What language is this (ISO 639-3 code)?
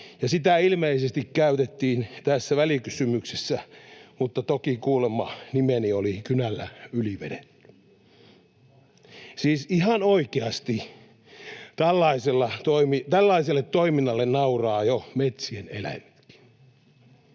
fin